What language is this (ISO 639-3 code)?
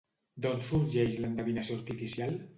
cat